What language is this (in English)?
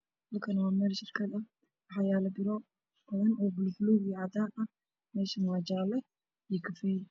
Somali